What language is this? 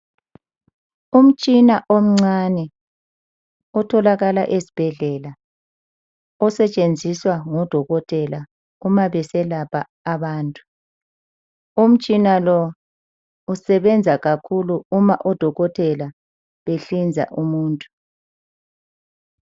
North Ndebele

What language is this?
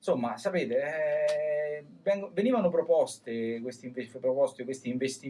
Italian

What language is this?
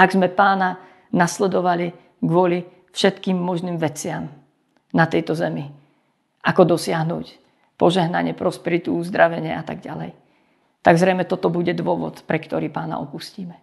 Slovak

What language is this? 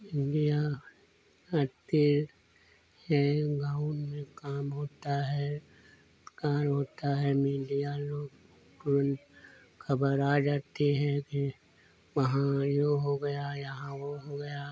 Hindi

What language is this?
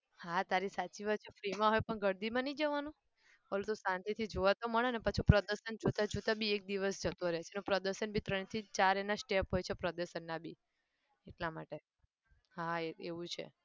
Gujarati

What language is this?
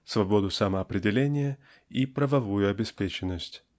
Russian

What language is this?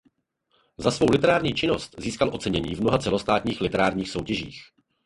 Czech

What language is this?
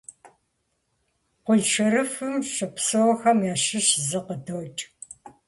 Kabardian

